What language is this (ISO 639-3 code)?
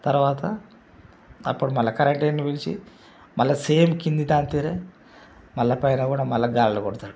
tel